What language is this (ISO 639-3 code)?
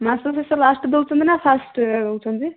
ori